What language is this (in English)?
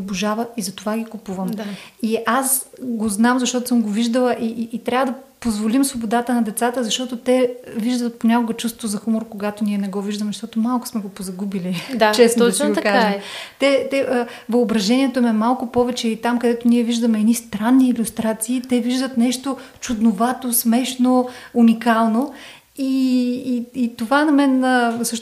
Bulgarian